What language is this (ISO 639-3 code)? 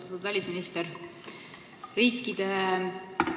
est